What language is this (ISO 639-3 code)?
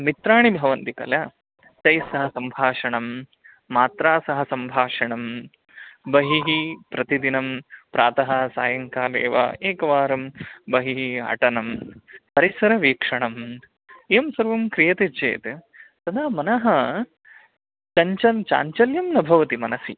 san